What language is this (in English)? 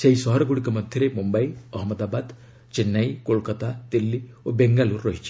Odia